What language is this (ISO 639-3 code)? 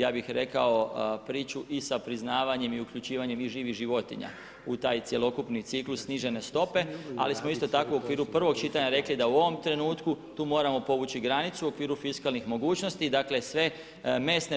hrv